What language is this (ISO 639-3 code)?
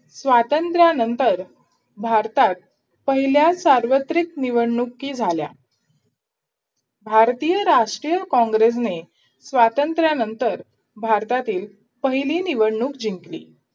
mar